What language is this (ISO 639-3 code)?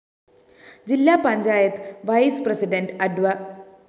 mal